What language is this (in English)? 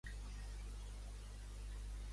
Catalan